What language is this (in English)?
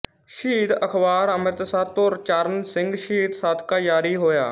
Punjabi